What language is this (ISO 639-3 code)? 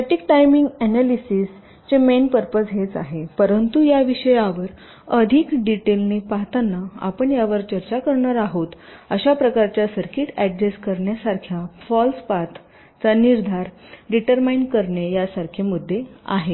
mar